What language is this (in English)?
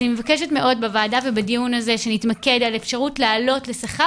Hebrew